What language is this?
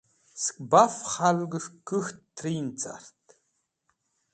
Wakhi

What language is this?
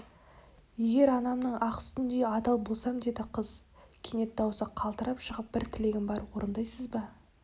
Kazakh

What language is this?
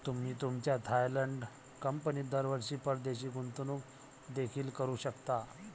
Marathi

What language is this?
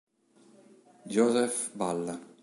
Italian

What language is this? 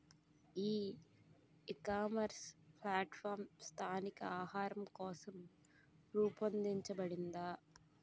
Telugu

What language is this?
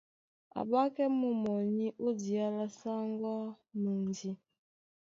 Duala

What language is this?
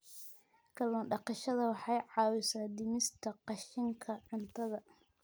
Somali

